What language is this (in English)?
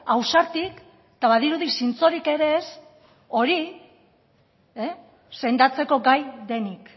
Basque